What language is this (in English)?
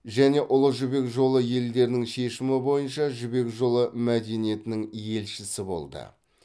Kazakh